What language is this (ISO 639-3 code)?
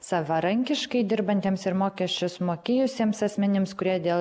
lit